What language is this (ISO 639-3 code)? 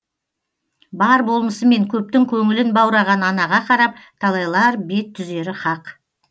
kaz